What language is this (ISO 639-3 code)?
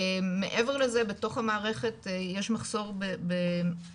heb